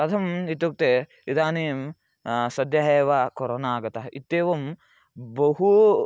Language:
Sanskrit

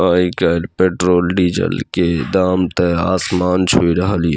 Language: Maithili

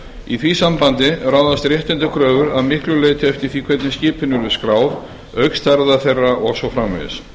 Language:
Icelandic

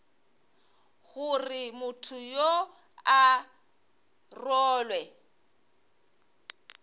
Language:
Northern Sotho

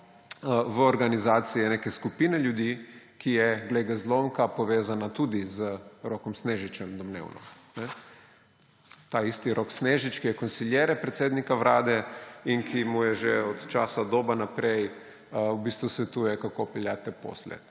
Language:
Slovenian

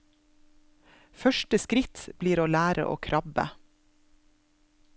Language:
Norwegian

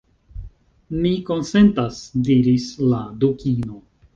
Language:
Esperanto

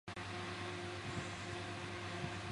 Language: Chinese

